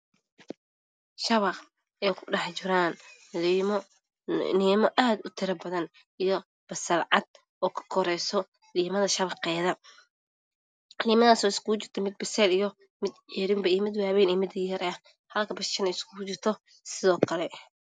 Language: Somali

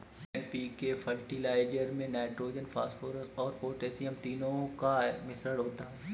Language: Hindi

